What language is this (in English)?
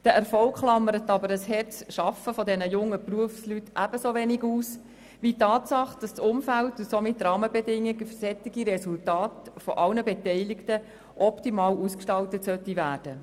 Swiss German